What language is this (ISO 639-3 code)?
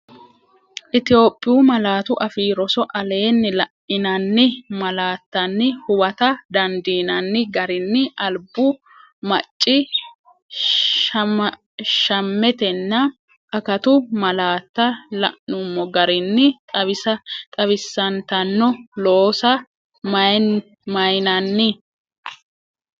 sid